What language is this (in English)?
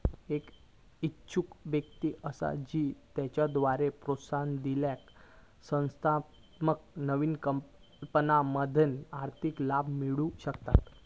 Marathi